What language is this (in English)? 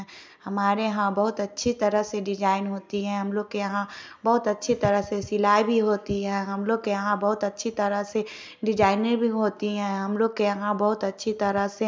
Hindi